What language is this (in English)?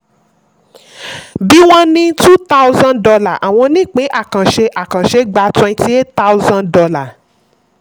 Yoruba